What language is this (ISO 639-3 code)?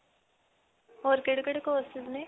pan